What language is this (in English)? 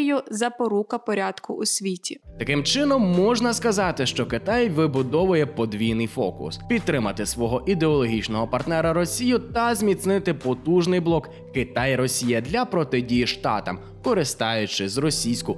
Ukrainian